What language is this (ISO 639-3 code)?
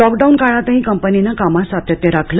mar